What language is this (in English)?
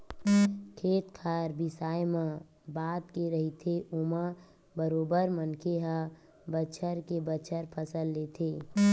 Chhattisgarhi